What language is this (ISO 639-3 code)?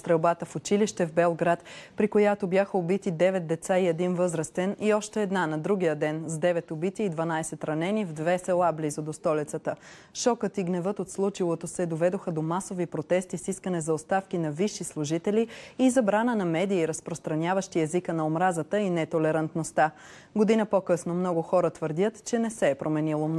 bul